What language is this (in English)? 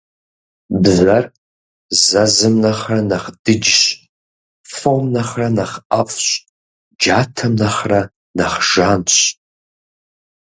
Kabardian